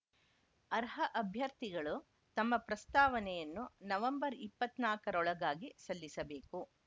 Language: Kannada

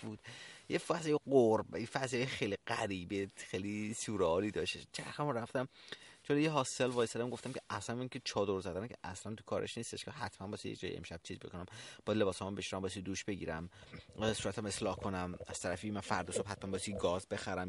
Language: Persian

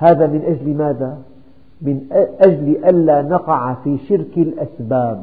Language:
Arabic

